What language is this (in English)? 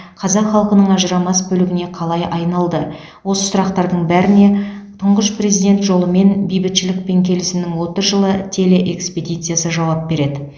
Kazakh